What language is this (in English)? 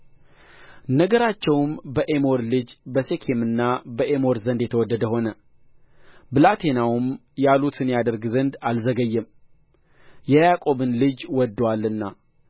Amharic